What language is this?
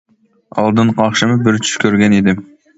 Uyghur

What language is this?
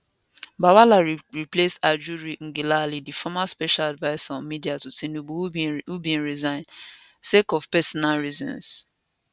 Nigerian Pidgin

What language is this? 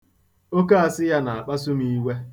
Igbo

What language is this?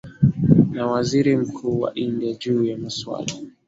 Swahili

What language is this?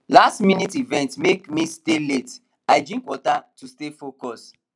Nigerian Pidgin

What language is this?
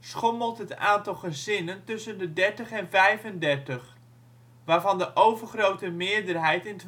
Dutch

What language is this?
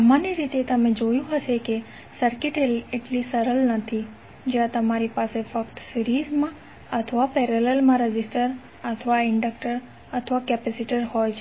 Gujarati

